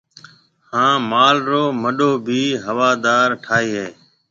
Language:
Marwari (Pakistan)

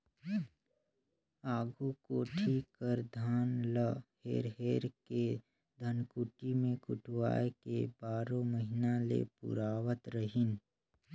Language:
Chhattisgarhi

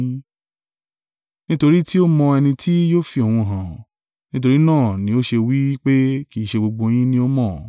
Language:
Yoruba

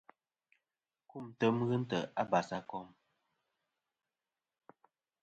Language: Kom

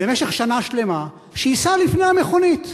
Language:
Hebrew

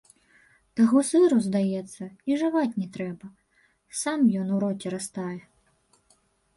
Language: Belarusian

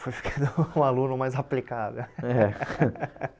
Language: Portuguese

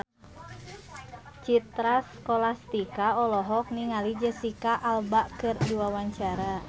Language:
Sundanese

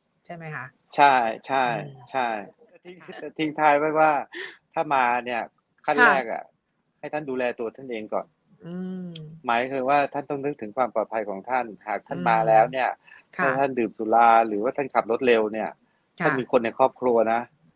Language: Thai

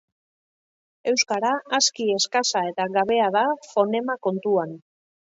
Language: Basque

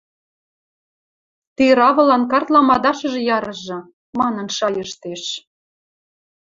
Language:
Western Mari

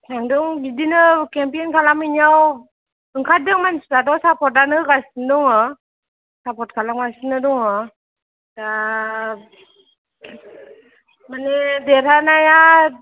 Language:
Bodo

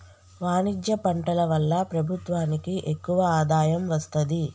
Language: Telugu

